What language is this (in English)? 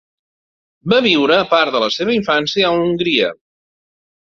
Catalan